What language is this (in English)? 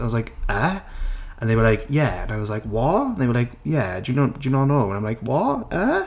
Welsh